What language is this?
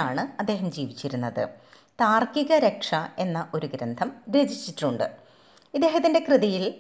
Malayalam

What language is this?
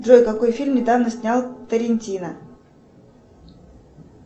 Russian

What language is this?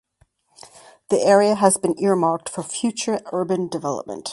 English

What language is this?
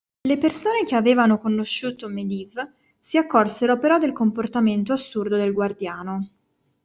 Italian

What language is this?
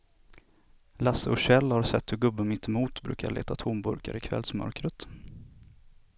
Swedish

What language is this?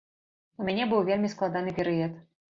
Belarusian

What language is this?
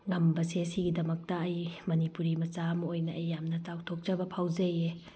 Manipuri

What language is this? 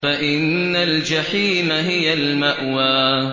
Arabic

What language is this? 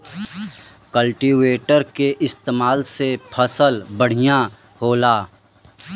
Bhojpuri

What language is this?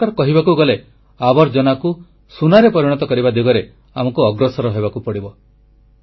Odia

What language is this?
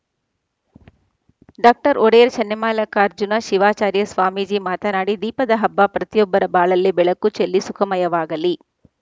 Kannada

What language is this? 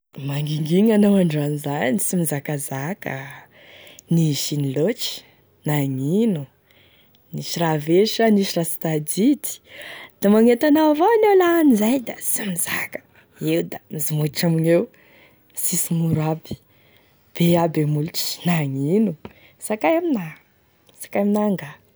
Tesaka Malagasy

